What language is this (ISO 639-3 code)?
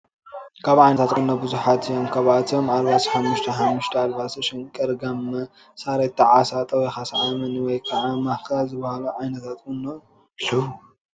tir